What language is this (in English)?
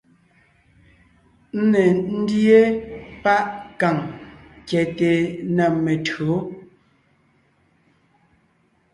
Ngiemboon